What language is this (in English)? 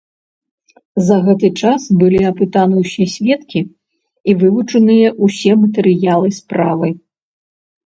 Belarusian